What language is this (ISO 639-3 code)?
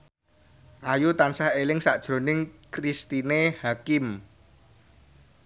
jav